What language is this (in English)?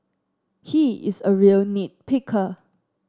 English